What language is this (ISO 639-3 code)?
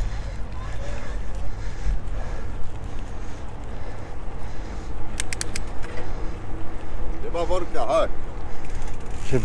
pol